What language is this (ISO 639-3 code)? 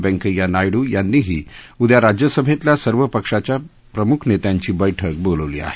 mar